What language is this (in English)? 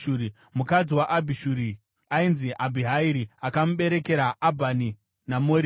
Shona